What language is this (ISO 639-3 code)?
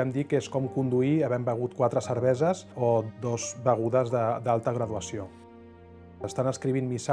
spa